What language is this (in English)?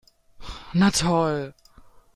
German